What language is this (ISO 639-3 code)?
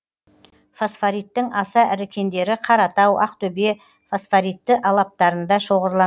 kaz